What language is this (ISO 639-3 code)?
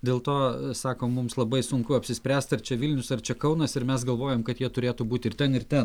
lit